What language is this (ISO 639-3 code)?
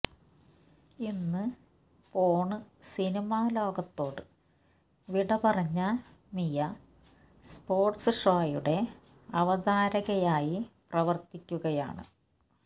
mal